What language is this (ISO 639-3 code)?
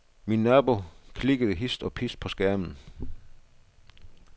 dan